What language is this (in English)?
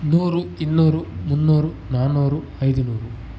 Kannada